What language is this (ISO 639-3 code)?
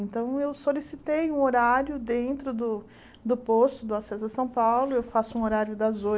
por